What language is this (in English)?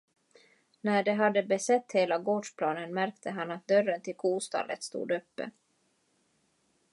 Swedish